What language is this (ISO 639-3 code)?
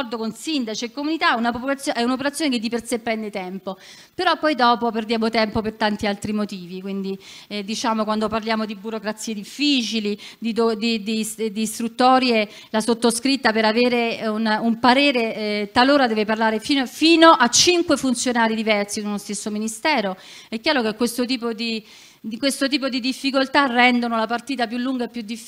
ita